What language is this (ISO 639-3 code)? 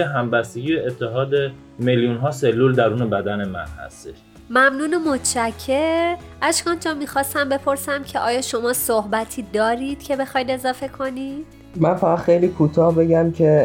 fas